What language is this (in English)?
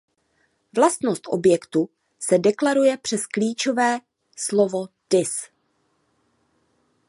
Czech